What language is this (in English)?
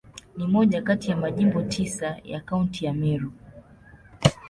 Swahili